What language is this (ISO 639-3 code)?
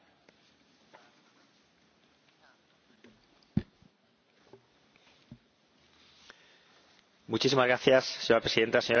spa